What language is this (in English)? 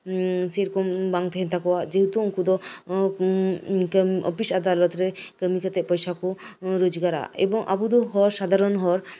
Santali